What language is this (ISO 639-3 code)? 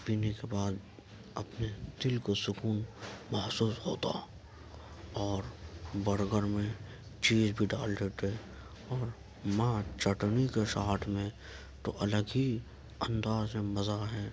urd